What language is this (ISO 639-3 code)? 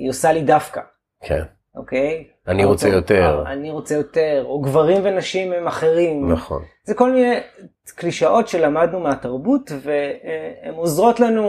heb